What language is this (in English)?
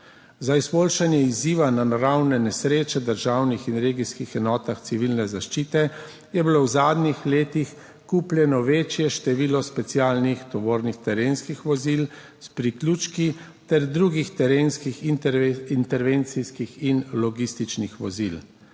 Slovenian